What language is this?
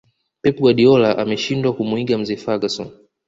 Swahili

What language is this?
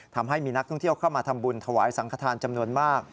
Thai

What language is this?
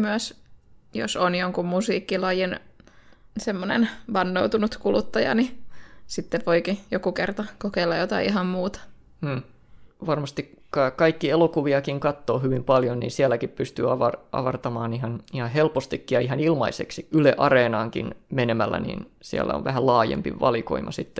Finnish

